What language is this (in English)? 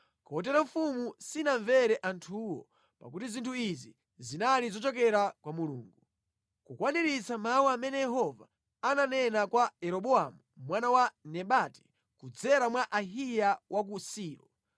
Nyanja